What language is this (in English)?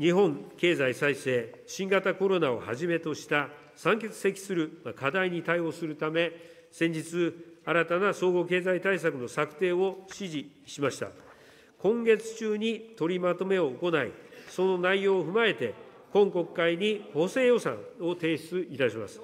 Japanese